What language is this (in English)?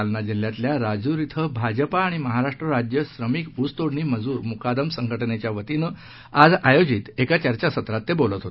Marathi